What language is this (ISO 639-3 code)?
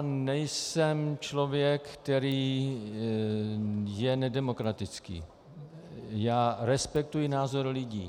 ces